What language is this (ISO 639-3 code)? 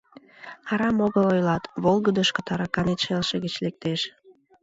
chm